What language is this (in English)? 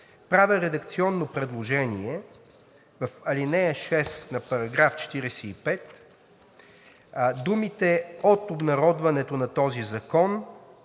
Bulgarian